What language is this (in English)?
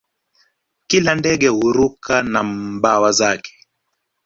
Swahili